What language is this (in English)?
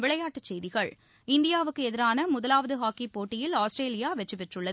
Tamil